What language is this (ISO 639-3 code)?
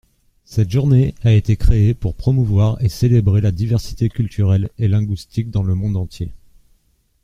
fra